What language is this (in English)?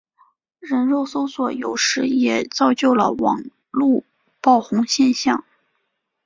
Chinese